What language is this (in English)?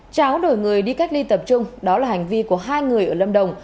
Vietnamese